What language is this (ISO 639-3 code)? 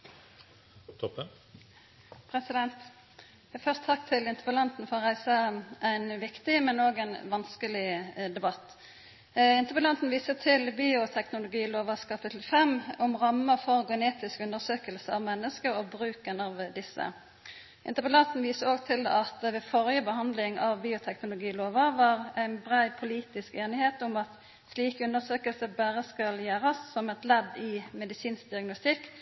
nor